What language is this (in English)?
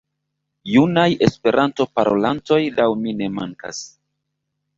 Esperanto